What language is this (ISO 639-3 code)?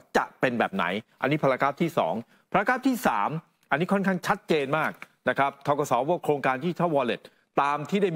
tha